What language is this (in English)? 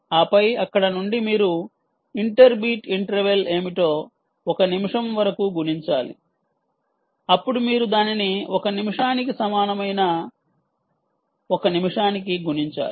Telugu